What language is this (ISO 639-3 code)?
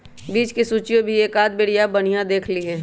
mag